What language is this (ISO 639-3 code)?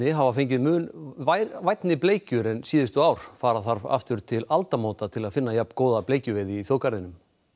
isl